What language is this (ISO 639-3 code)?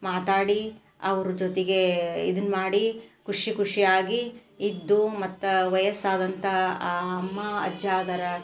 kan